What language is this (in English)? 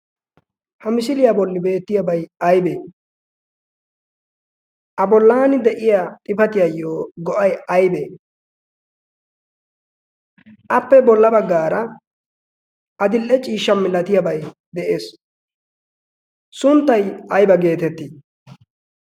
Wolaytta